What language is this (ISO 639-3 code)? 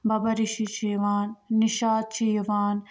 kas